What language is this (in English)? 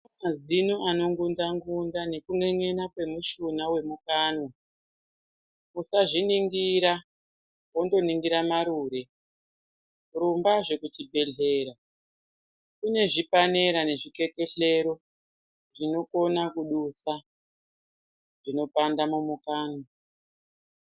Ndau